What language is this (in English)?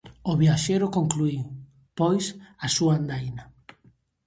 Galician